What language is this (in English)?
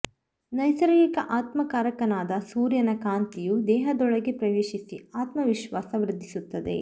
Kannada